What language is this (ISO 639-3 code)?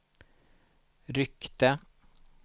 swe